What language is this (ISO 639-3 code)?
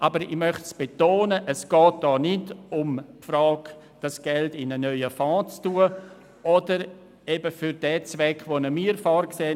gsw